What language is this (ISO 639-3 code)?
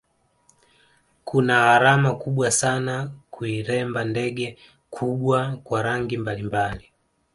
swa